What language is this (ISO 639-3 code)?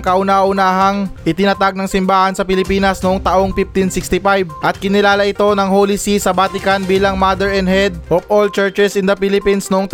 fil